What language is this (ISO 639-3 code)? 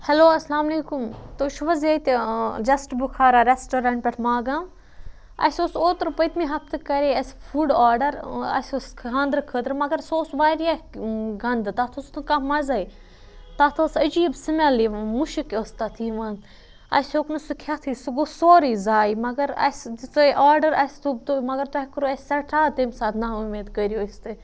kas